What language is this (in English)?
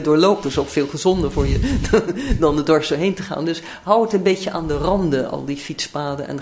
Dutch